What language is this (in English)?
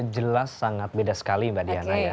Indonesian